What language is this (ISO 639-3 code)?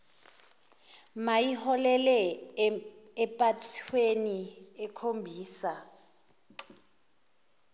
zul